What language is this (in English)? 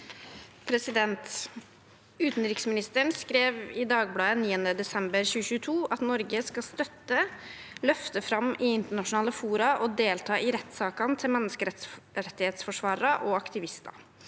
Norwegian